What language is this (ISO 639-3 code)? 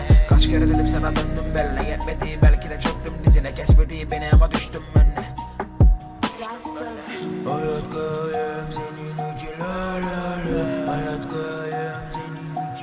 tur